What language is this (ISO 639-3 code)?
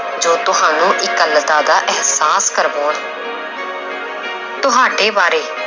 pan